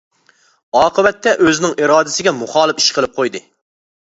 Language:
Uyghur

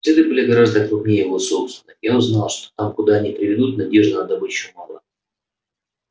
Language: Russian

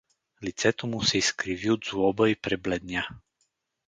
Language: Bulgarian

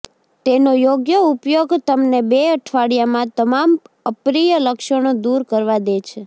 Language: Gujarati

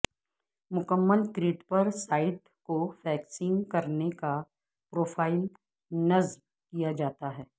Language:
Urdu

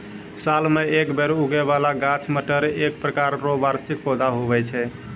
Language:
Maithili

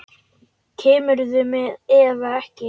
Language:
Icelandic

